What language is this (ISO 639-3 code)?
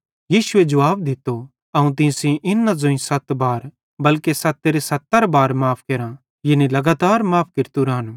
bhd